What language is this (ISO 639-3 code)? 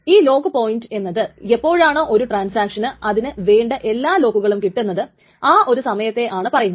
mal